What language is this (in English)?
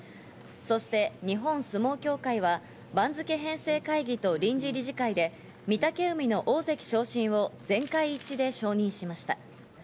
Japanese